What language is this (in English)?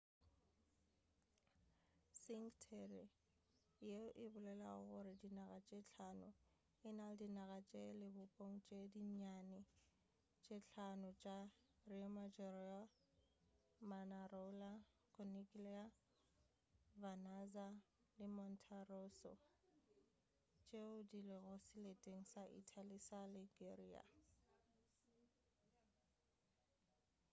Northern Sotho